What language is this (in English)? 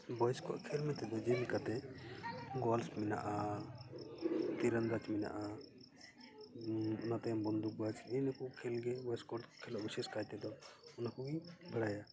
Santali